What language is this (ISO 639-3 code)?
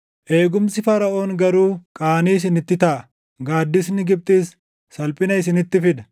orm